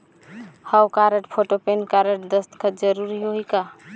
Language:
Chhattisgarhi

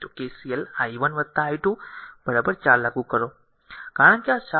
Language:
Gujarati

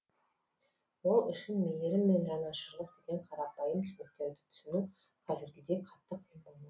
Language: Kazakh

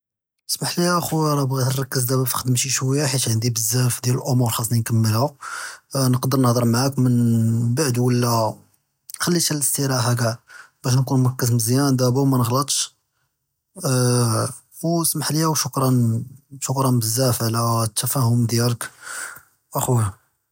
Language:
Judeo-Arabic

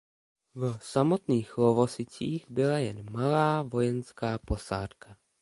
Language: Czech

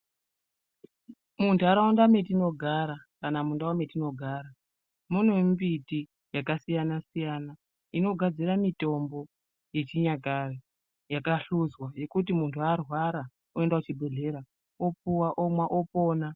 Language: Ndau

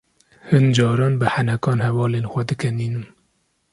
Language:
Kurdish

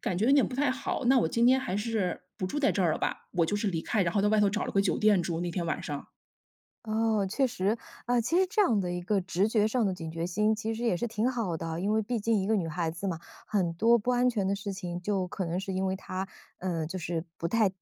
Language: Chinese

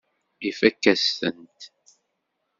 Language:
Kabyle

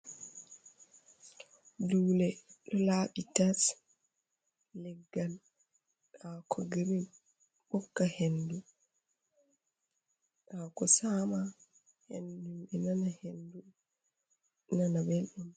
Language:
Fula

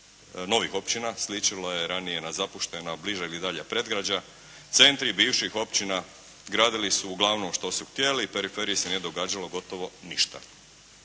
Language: Croatian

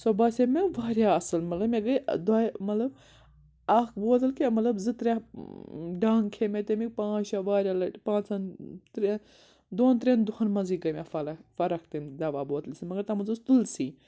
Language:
Kashmiri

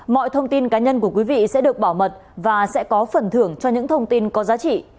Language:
Vietnamese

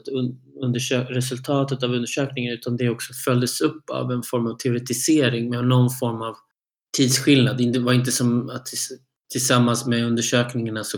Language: Swedish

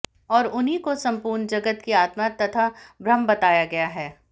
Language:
Hindi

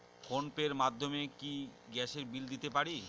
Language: Bangla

